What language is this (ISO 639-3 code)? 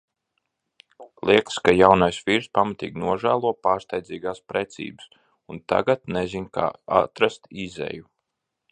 lav